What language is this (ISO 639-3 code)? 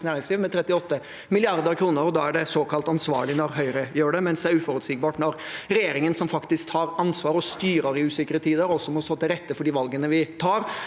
nor